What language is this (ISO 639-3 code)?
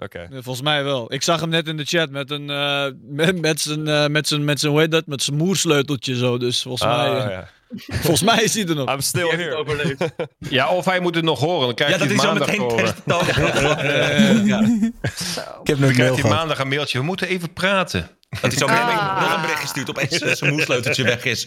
nld